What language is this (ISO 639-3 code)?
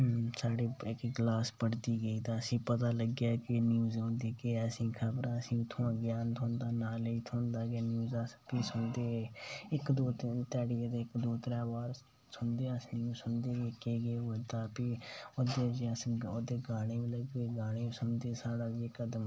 doi